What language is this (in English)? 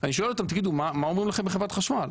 Hebrew